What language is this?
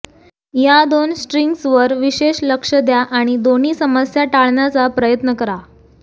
Marathi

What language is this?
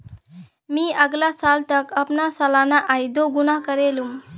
Magahi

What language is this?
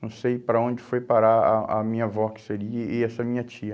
Portuguese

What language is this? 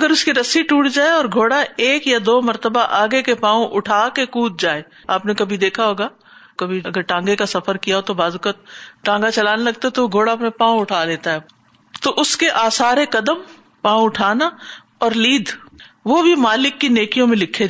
Urdu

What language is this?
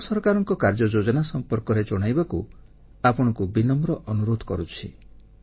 Odia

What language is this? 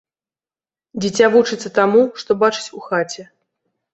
Belarusian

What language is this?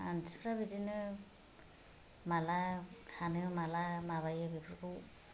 Bodo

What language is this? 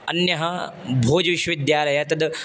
Sanskrit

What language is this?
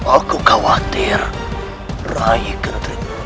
Indonesian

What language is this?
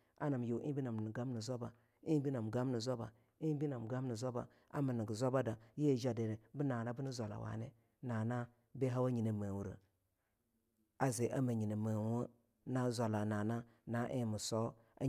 Longuda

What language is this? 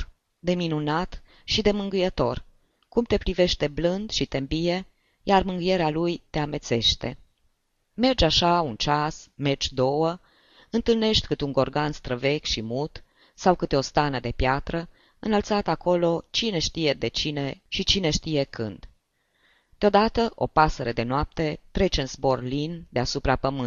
Romanian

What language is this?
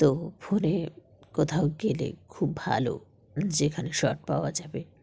Bangla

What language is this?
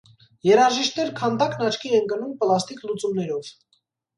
Armenian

